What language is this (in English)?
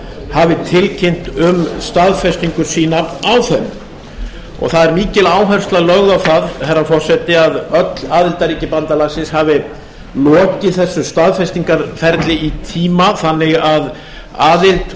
Icelandic